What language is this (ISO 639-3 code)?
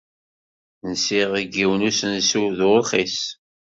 kab